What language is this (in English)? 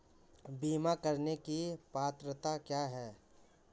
Hindi